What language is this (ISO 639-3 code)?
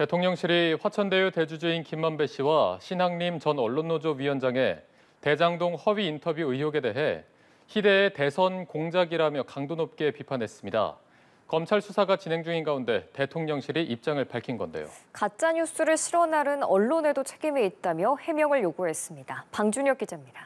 kor